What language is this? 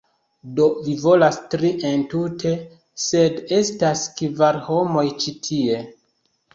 Esperanto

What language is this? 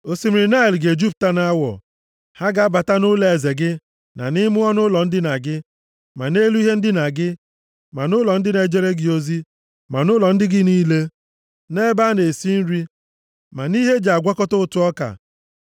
Igbo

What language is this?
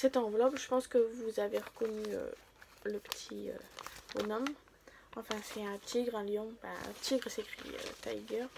French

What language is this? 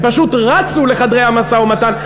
Hebrew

